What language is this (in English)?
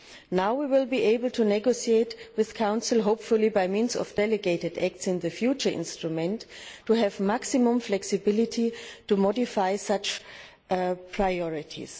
English